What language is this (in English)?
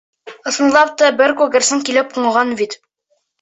Bashkir